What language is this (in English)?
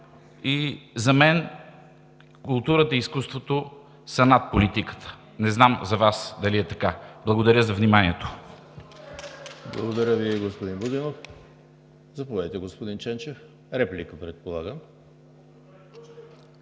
Bulgarian